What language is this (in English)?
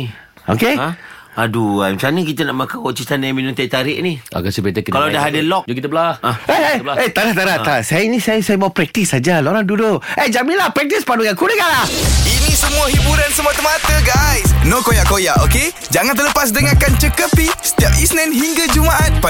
Malay